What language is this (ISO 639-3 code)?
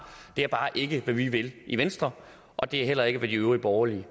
dan